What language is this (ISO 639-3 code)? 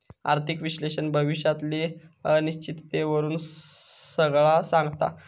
mar